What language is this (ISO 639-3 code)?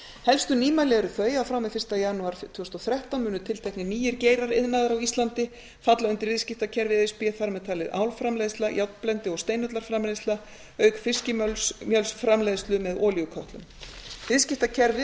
isl